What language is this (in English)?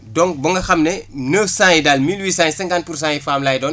Wolof